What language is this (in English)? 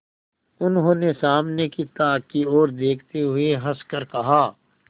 Hindi